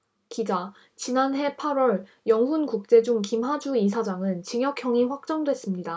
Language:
Korean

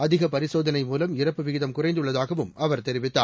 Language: Tamil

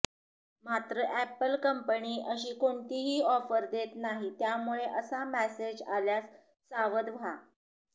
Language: Marathi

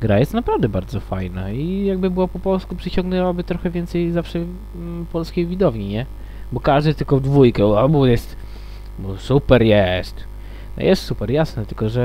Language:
Polish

